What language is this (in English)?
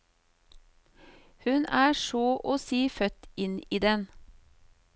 Norwegian